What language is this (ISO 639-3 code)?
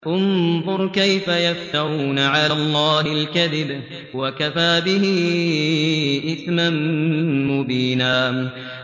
ara